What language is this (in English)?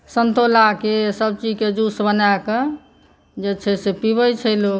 Maithili